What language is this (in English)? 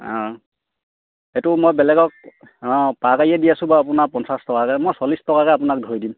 Assamese